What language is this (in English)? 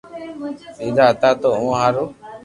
Loarki